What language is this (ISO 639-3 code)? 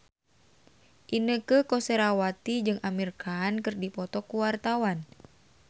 sun